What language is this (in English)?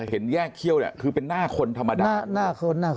Thai